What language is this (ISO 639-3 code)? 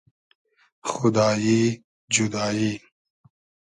haz